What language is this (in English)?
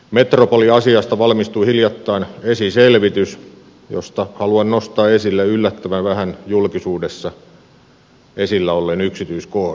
Finnish